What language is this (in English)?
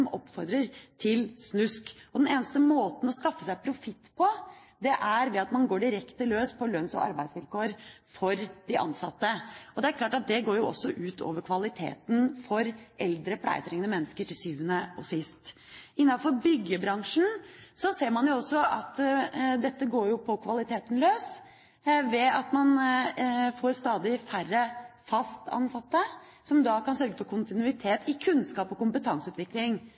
Norwegian Bokmål